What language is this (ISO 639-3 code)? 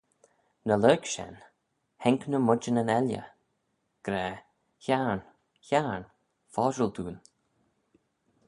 glv